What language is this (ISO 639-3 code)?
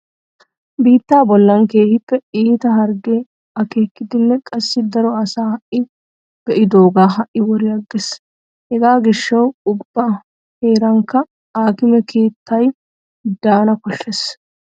wal